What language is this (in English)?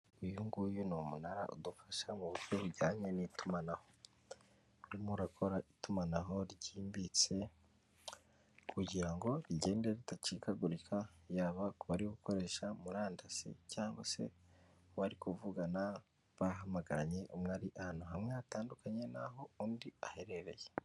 Kinyarwanda